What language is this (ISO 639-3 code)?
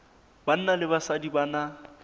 sot